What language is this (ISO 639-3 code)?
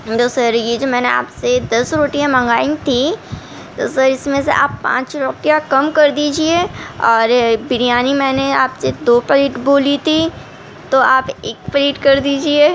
urd